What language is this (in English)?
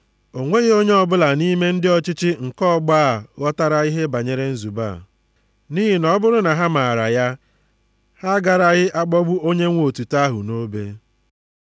Igbo